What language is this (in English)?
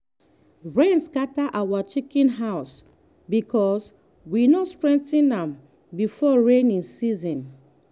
Nigerian Pidgin